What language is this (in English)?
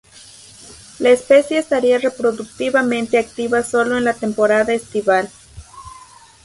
Spanish